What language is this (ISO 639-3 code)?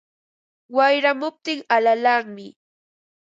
qva